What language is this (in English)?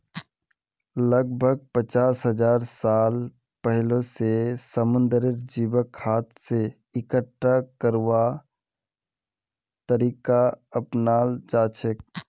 Magahi